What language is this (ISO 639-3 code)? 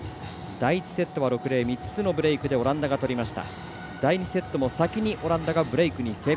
jpn